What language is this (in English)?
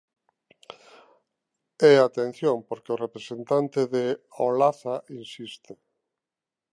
Galician